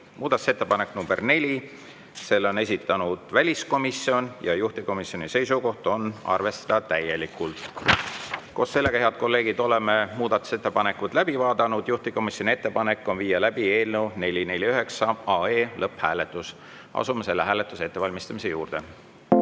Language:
Estonian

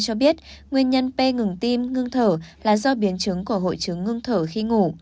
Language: Vietnamese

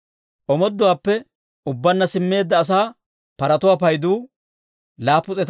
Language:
Dawro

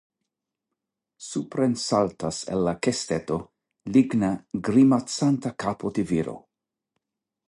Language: Esperanto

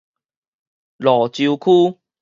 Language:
Min Nan Chinese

